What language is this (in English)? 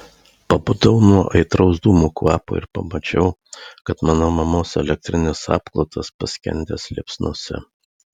Lithuanian